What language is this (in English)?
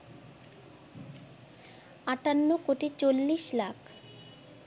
Bangla